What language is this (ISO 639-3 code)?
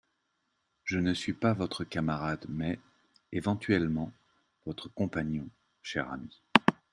fra